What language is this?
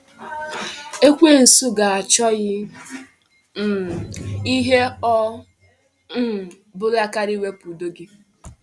Igbo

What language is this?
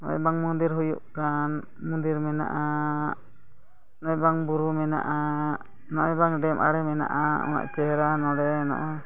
Santali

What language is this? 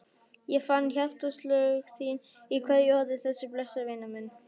Icelandic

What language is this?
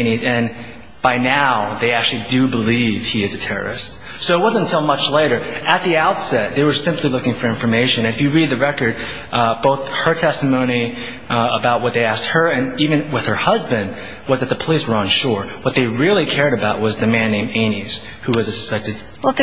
English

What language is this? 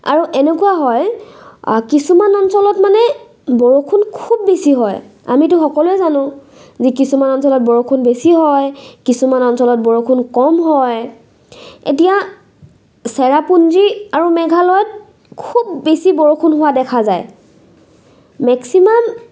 Assamese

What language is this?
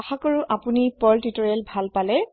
Assamese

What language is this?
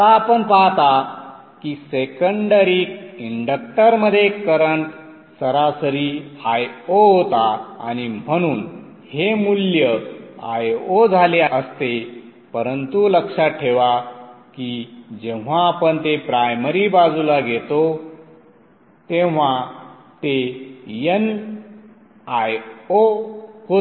Marathi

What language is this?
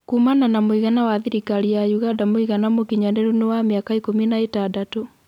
Kikuyu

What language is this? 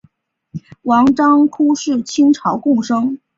Chinese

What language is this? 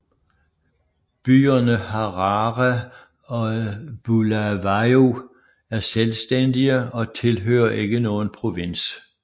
Danish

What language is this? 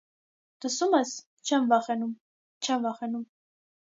Armenian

